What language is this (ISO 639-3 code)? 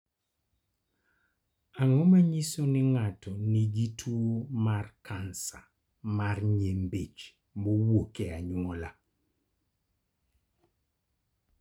luo